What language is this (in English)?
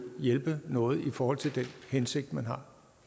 Danish